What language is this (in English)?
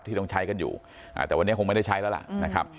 Thai